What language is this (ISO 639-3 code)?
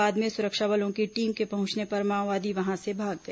hin